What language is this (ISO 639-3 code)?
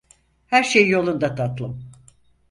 tur